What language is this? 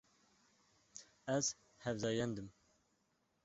Kurdish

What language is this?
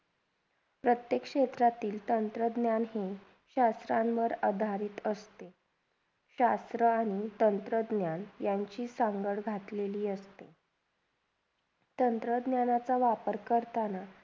Marathi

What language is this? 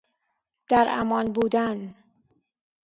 Persian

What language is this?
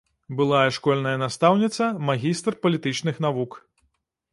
Belarusian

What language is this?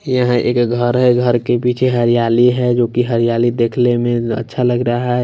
Hindi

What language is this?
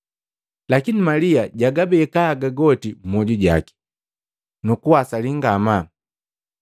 Matengo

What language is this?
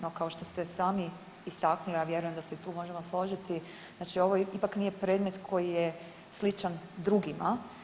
Croatian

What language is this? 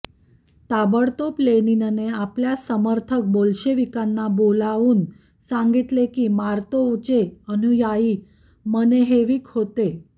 Marathi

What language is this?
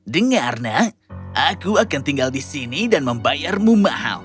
Indonesian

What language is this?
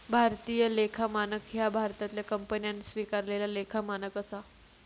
Marathi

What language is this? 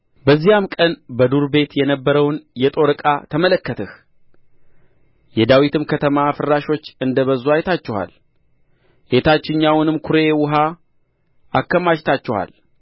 Amharic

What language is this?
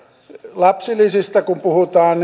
Finnish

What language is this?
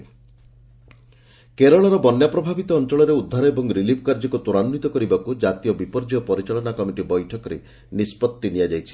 Odia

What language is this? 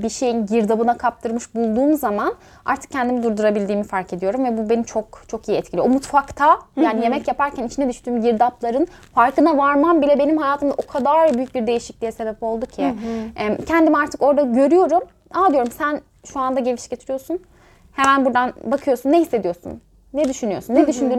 Turkish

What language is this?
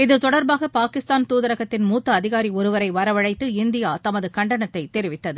Tamil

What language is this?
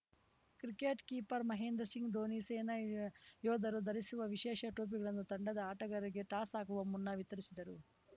Kannada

